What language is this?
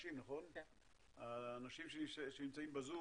Hebrew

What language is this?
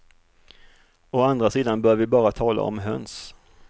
Swedish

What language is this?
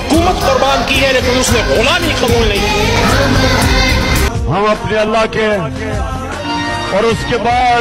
Arabic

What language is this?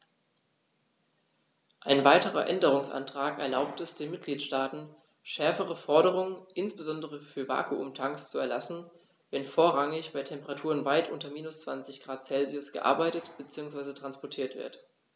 German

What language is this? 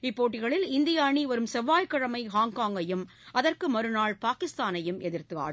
Tamil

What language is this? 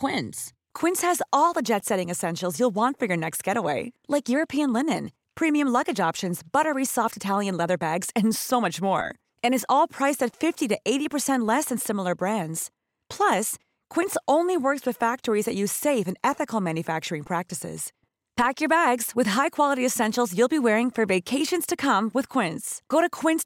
Filipino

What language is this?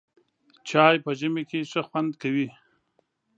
Pashto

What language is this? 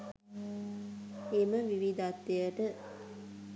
Sinhala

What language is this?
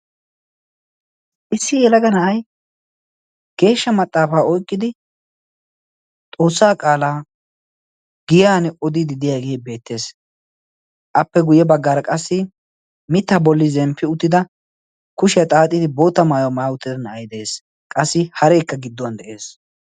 Wolaytta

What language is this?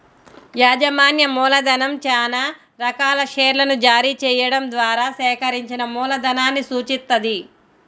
Telugu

